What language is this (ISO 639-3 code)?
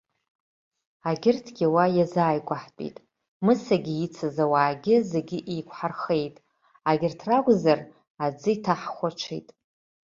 abk